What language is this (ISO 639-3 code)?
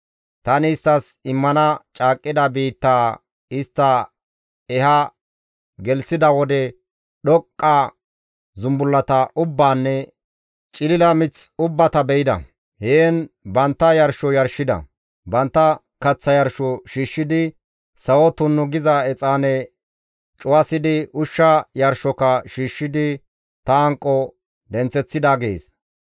gmv